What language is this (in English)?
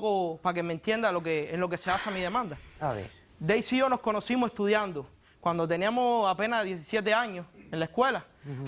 Spanish